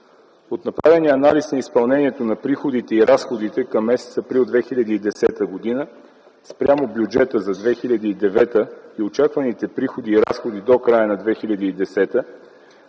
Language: Bulgarian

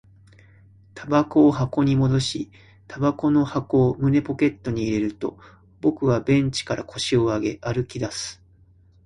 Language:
Japanese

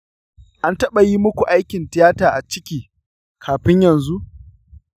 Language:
Hausa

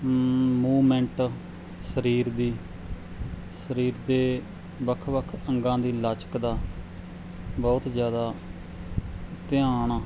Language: Punjabi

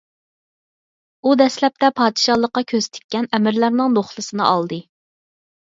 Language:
Uyghur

